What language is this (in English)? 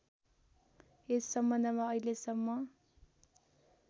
Nepali